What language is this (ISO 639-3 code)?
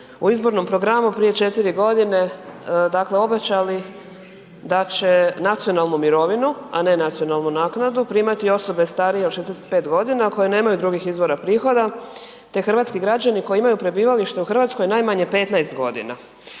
hrv